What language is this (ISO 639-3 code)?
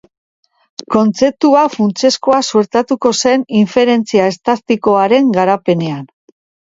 eus